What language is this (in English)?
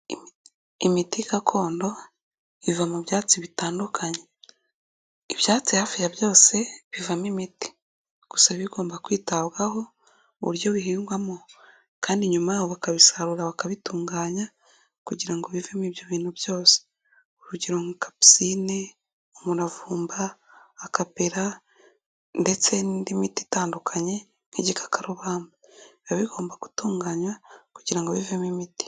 Kinyarwanda